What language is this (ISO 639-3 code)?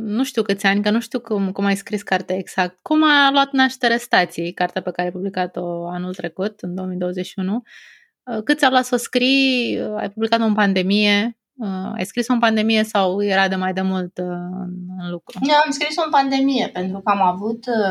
ron